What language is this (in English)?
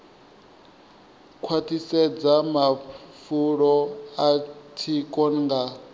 Venda